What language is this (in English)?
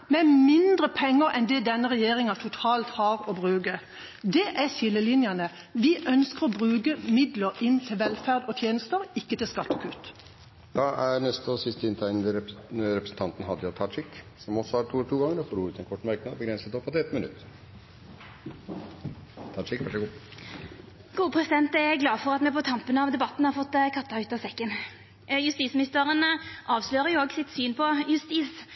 Norwegian